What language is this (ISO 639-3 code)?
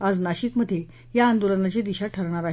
mar